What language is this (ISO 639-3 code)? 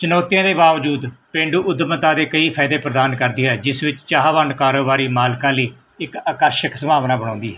pan